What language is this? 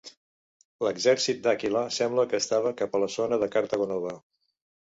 Catalan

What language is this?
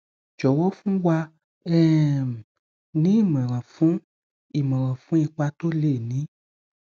Yoruba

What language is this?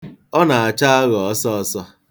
Igbo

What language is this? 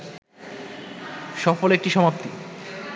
Bangla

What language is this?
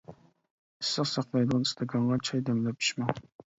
Uyghur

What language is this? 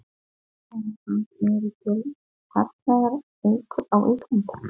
Icelandic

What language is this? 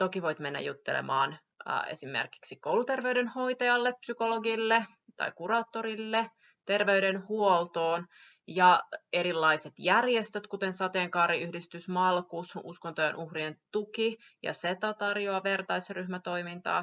Finnish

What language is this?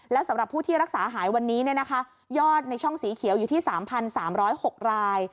Thai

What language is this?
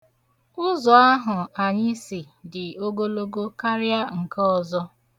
Igbo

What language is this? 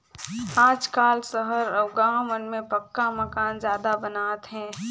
Chhattisgarhi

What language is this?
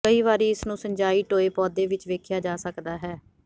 Punjabi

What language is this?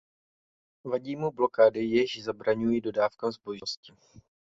Czech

